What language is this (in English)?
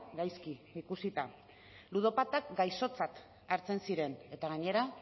Basque